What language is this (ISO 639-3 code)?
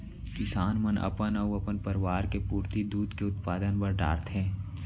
hne